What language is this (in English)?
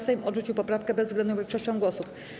Polish